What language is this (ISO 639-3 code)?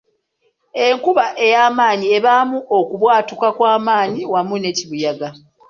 lug